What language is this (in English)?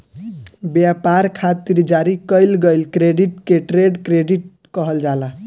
Bhojpuri